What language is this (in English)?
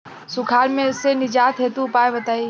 Bhojpuri